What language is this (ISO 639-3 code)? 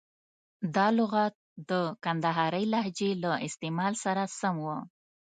pus